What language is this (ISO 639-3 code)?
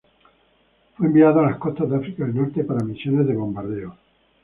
spa